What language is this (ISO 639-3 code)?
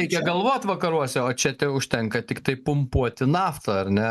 lit